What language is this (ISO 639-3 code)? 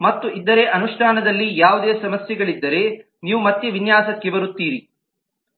kan